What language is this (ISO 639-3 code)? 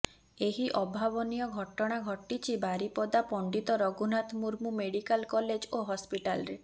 ori